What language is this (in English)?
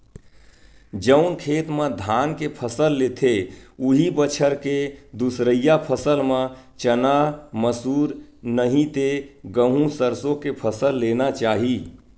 Chhattisgarhi